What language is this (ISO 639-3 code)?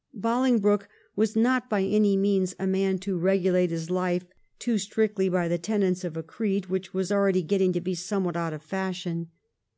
eng